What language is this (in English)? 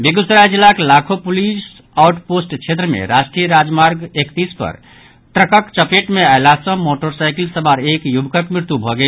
Maithili